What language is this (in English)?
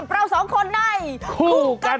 Thai